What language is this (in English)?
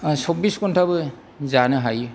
Bodo